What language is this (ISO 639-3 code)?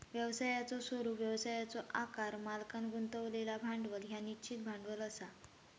mar